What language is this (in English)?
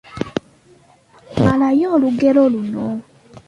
Ganda